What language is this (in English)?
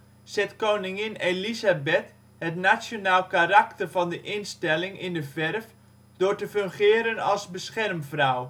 Dutch